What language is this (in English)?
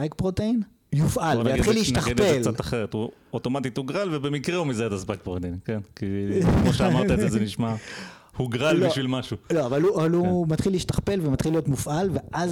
Hebrew